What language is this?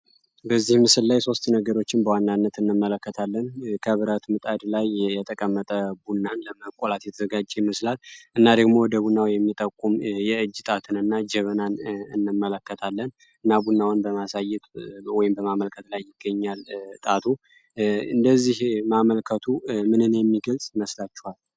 Amharic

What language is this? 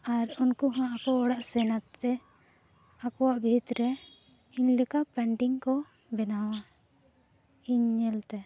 Santali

